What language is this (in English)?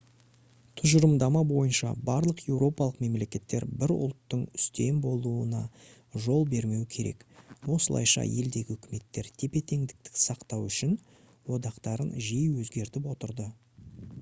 Kazakh